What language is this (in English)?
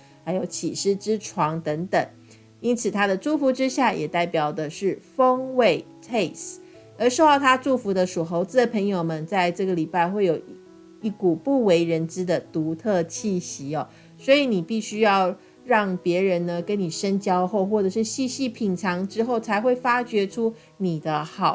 Chinese